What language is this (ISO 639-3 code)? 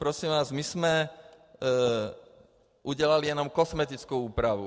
ces